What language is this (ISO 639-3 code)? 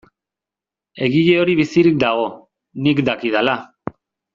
eus